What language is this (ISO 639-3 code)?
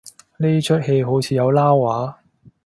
yue